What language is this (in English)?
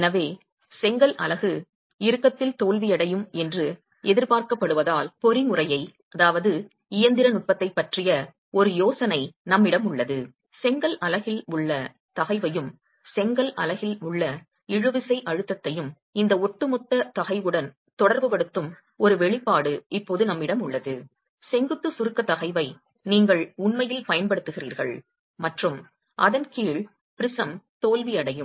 Tamil